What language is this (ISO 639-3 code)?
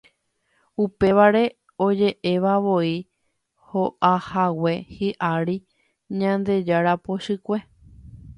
grn